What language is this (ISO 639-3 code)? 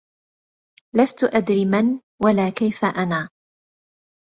ara